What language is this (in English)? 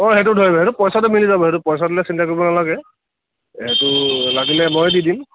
Assamese